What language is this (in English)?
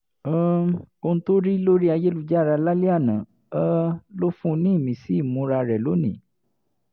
Yoruba